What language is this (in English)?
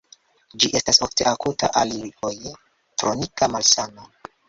Esperanto